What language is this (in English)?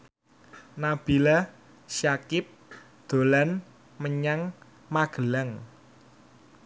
Javanese